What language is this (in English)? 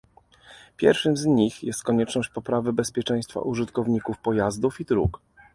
Polish